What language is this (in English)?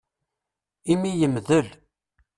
Kabyle